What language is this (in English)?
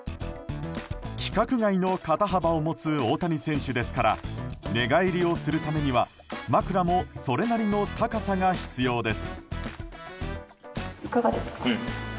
Japanese